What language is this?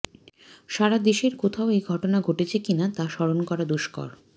Bangla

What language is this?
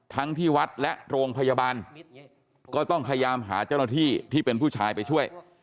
Thai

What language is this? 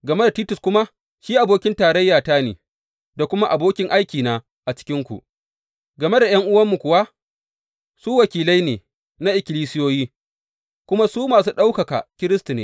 Hausa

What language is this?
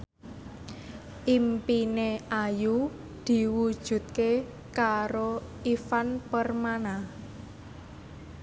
Javanese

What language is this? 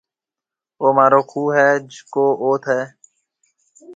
Marwari (Pakistan)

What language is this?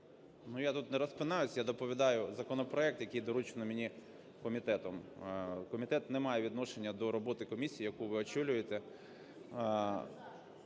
Ukrainian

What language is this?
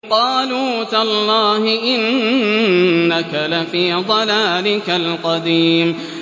Arabic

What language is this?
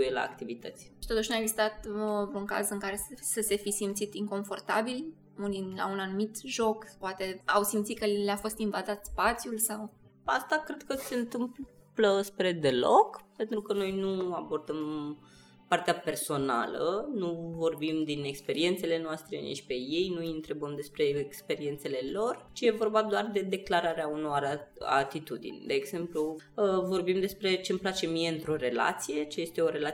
Romanian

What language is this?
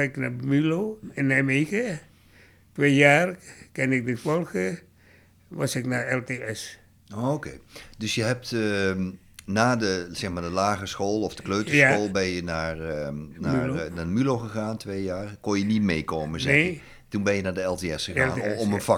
Dutch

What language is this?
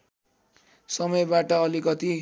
Nepali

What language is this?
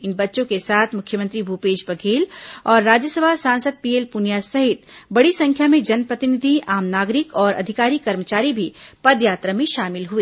Hindi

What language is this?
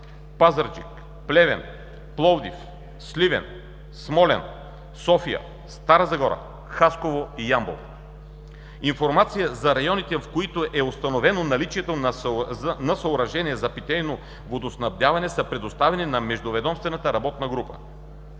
Bulgarian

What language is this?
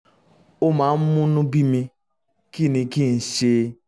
Yoruba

